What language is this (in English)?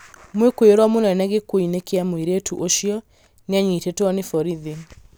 Kikuyu